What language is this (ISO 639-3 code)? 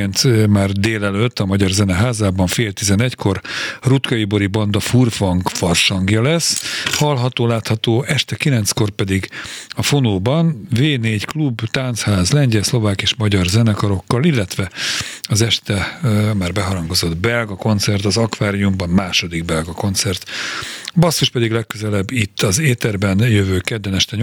hun